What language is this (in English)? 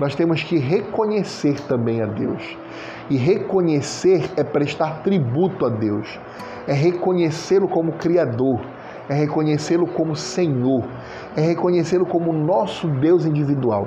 Portuguese